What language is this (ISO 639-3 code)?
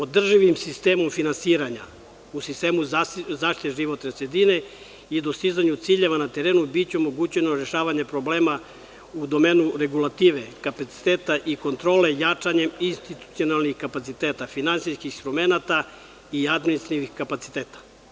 srp